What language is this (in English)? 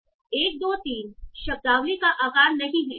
Hindi